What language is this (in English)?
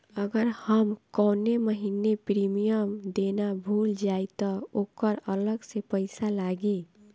Bhojpuri